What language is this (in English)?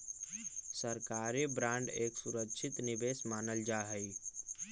Magahi